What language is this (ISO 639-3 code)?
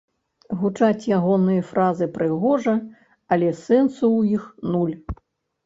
bel